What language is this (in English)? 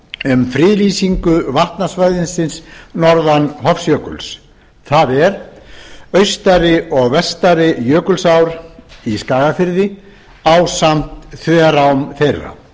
Icelandic